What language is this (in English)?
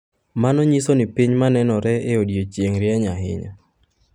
Luo (Kenya and Tanzania)